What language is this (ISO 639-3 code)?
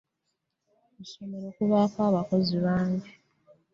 lug